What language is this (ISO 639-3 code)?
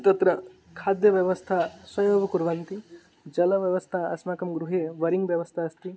san